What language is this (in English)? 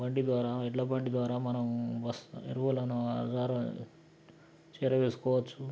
Telugu